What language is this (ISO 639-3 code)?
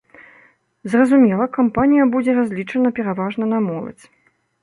bel